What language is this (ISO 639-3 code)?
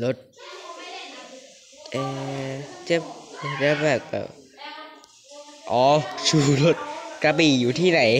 tha